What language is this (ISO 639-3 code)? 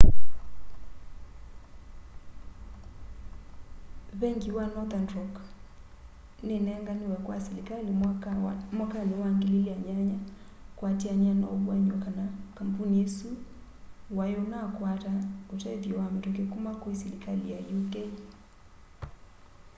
kam